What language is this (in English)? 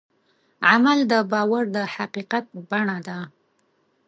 Pashto